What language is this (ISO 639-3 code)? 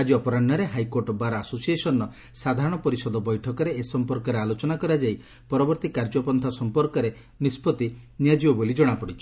ori